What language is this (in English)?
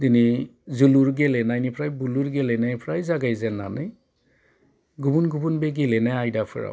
Bodo